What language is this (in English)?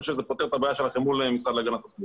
Hebrew